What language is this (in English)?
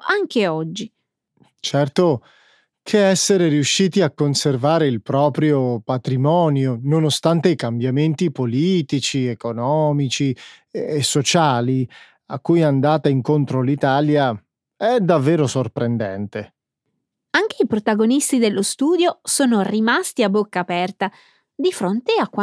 Italian